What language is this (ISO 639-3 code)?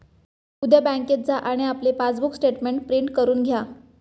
mar